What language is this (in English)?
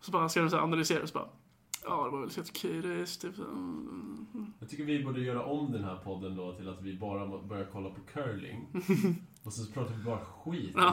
Swedish